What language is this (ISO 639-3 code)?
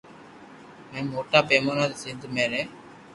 lrk